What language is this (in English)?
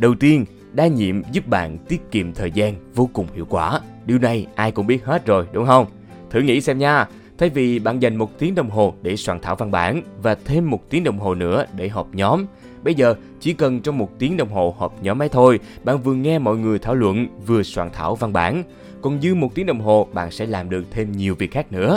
Vietnamese